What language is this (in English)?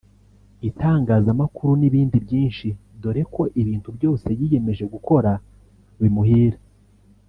Kinyarwanda